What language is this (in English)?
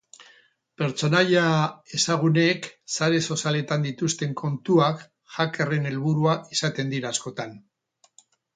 Basque